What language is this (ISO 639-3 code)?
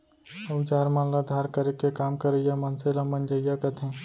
hne